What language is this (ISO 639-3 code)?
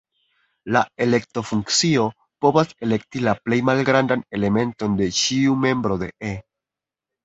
epo